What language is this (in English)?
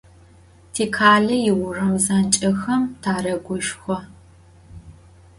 Adyghe